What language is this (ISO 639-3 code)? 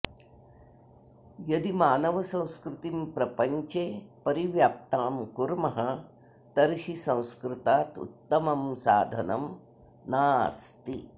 san